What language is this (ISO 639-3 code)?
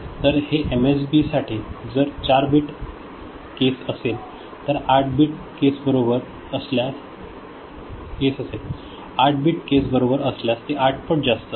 mar